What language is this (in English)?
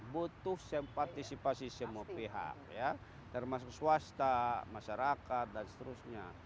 Indonesian